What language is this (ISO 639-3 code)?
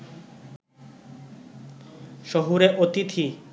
ben